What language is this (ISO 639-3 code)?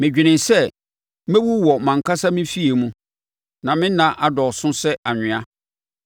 aka